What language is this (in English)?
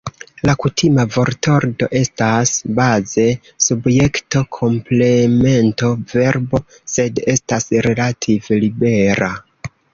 Esperanto